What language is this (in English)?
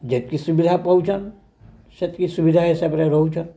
Odia